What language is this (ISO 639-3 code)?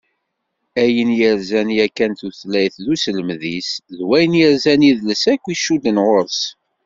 kab